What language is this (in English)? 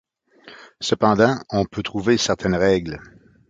French